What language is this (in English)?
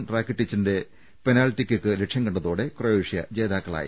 Malayalam